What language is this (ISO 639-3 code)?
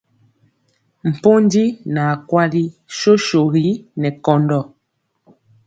mcx